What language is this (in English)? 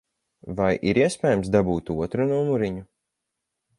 Latvian